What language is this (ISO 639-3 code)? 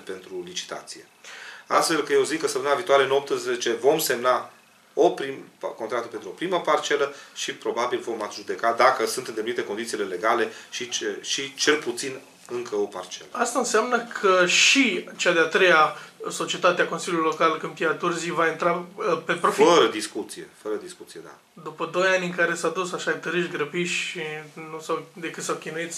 ron